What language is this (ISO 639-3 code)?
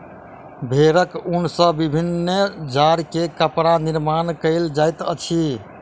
mai